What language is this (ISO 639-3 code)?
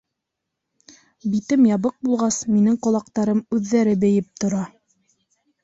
bak